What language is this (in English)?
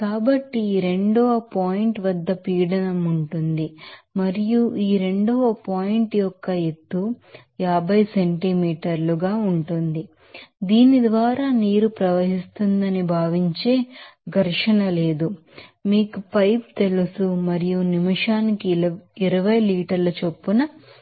Telugu